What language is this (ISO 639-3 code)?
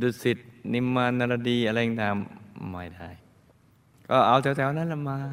tha